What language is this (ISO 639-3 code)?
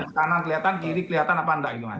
ind